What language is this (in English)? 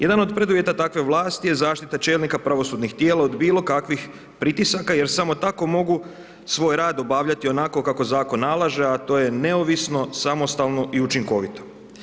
Croatian